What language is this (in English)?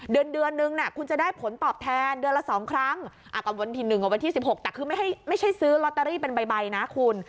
Thai